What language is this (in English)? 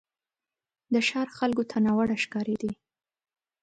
Pashto